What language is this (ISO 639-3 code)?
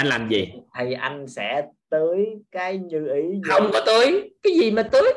vie